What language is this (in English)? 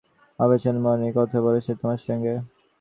Bangla